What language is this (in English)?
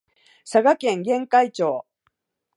Japanese